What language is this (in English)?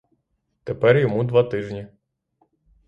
Ukrainian